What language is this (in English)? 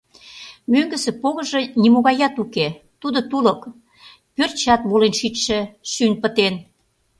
Mari